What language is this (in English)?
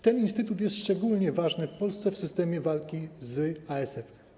Polish